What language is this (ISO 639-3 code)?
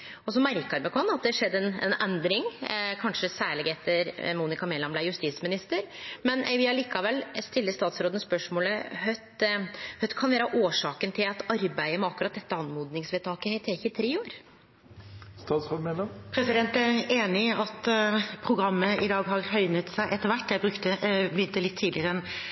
nor